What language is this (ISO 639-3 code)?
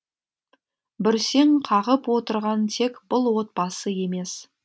kaz